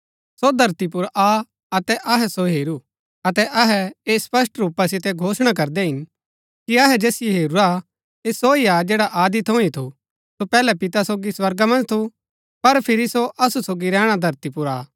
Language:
Gaddi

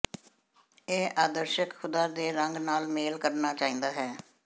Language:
Punjabi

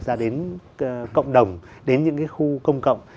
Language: Vietnamese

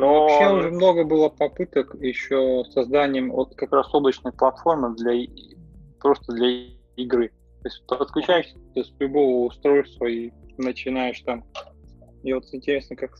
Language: Russian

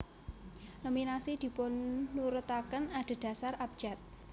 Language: Javanese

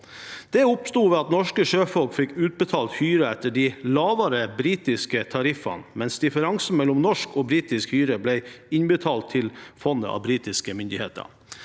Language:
Norwegian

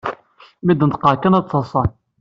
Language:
Kabyle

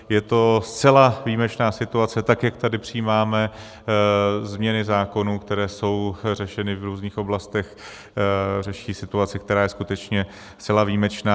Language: Czech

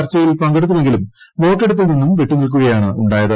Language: Malayalam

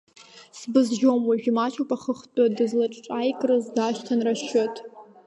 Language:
Abkhazian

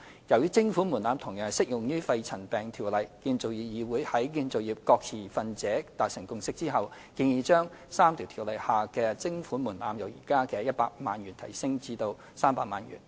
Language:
Cantonese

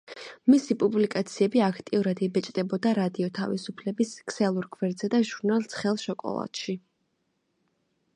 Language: Georgian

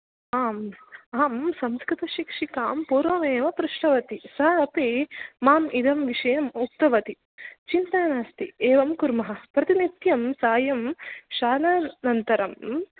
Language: Sanskrit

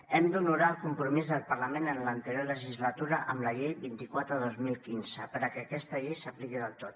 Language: Catalan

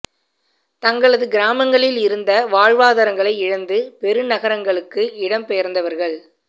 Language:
Tamil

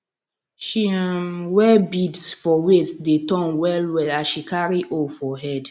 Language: Nigerian Pidgin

